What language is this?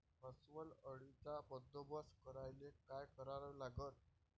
Marathi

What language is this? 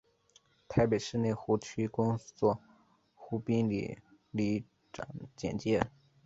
Chinese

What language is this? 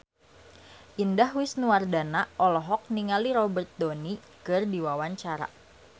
Sundanese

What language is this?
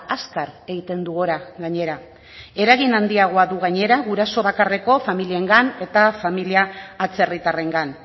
Basque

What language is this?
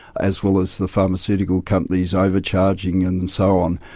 English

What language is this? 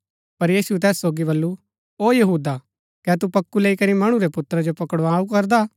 Gaddi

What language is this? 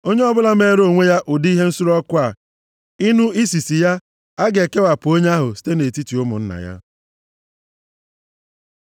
Igbo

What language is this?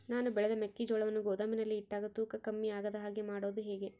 Kannada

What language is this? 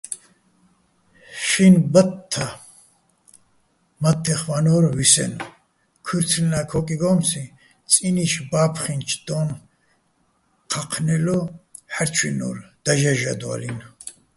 Bats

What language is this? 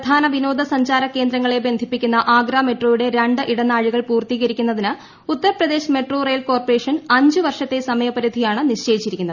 Malayalam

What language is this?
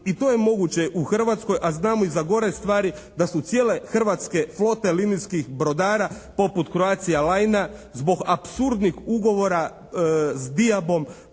Croatian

